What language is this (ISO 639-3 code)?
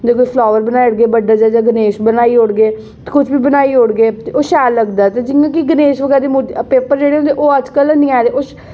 doi